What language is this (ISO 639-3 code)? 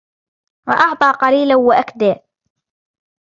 ara